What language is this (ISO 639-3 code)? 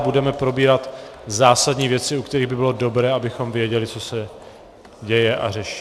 ces